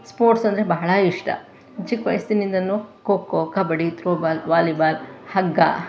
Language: Kannada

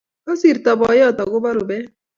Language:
Kalenjin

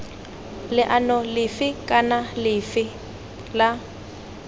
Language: Tswana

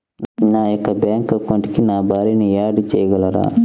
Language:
Telugu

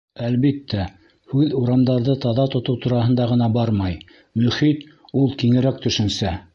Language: Bashkir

